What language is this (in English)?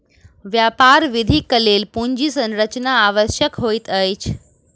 Maithili